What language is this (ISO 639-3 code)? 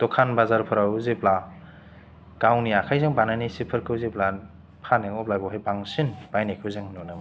brx